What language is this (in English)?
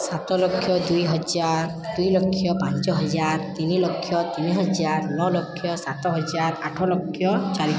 Odia